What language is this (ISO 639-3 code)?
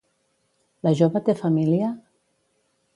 cat